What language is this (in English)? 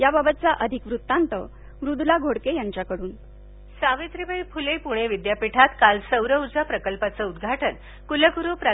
Marathi